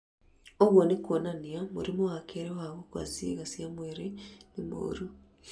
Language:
Kikuyu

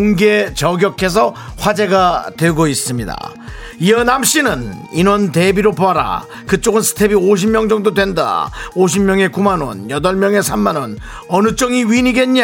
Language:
Korean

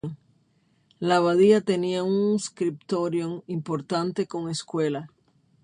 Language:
Spanish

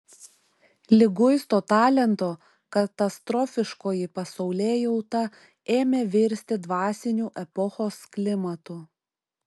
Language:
Lithuanian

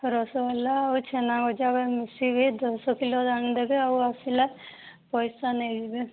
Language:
Odia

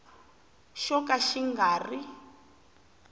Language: Tsonga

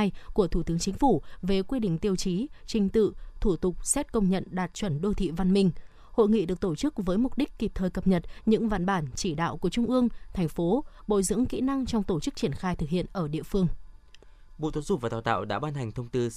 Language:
Vietnamese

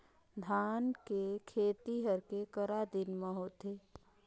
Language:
Chhattisgarhi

